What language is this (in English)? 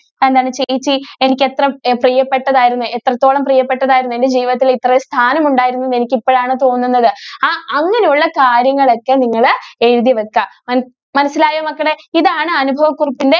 Malayalam